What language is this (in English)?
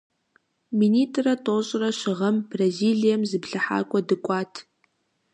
Kabardian